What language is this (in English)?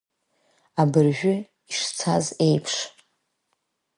Abkhazian